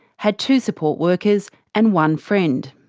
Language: English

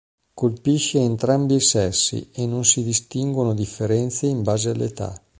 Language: Italian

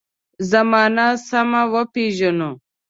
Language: Pashto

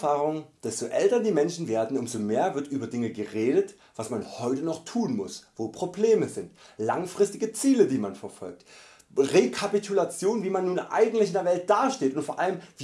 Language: German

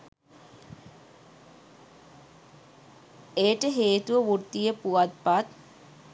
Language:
Sinhala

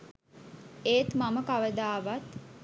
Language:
Sinhala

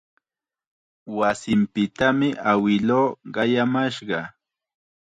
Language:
Chiquián Ancash Quechua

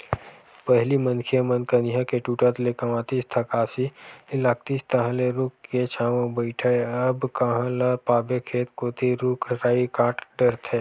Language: Chhattisgarhi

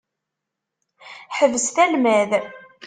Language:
Kabyle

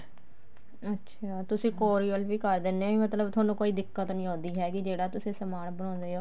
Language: Punjabi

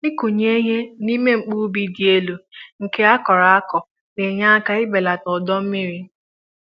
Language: Igbo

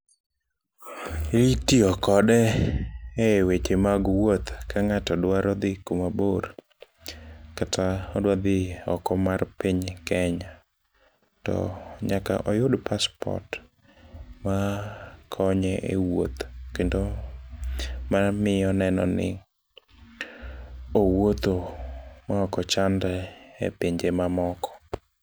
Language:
Luo (Kenya and Tanzania)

